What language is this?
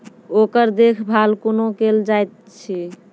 Maithili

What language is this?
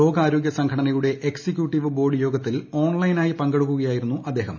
Malayalam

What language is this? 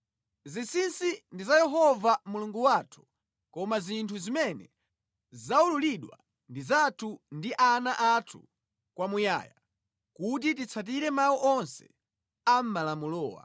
Nyanja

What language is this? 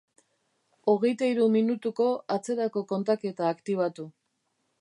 Basque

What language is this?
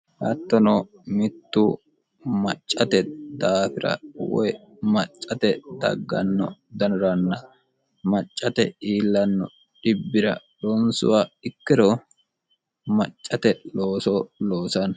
Sidamo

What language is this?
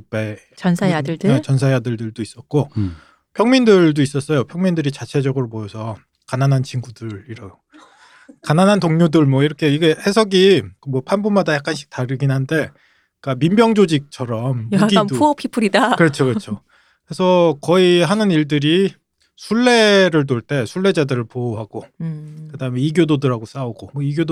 Korean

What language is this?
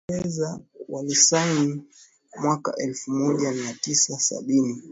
Swahili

